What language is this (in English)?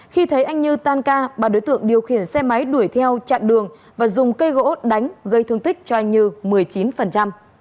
Vietnamese